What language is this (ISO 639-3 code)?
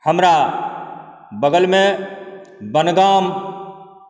mai